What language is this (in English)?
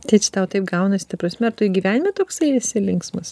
Lithuanian